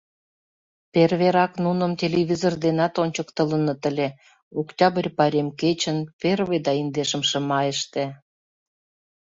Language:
Mari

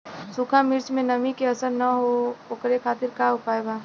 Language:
Bhojpuri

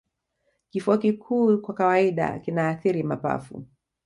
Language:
Swahili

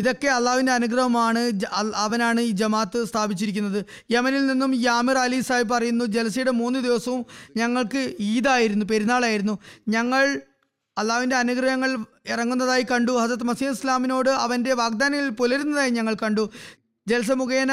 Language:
Malayalam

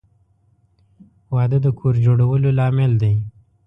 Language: Pashto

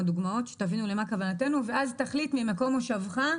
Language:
Hebrew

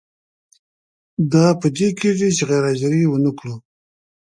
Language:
Pashto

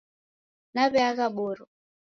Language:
Taita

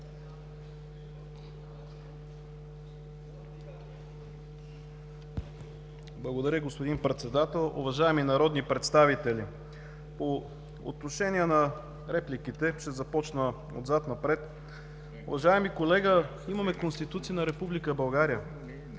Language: Bulgarian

